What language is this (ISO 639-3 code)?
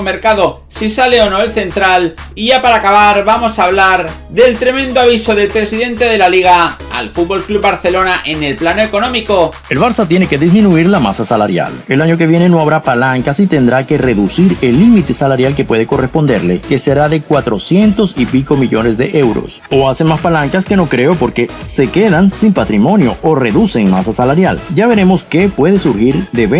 spa